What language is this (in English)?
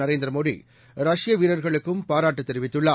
Tamil